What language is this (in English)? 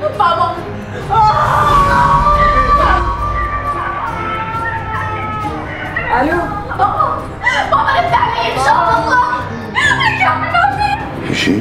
Arabic